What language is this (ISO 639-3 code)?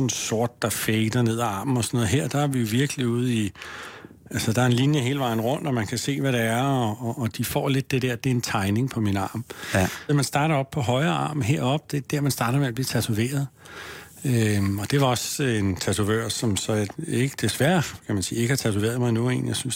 dan